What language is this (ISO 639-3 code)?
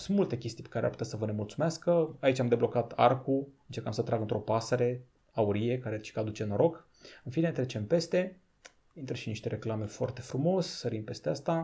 ron